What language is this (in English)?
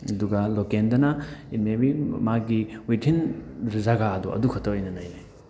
Manipuri